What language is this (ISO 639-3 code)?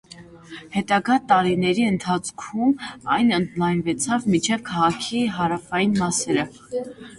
hye